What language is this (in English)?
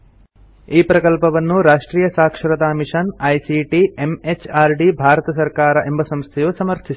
Kannada